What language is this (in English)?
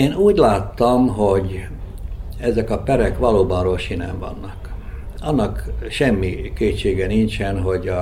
Hungarian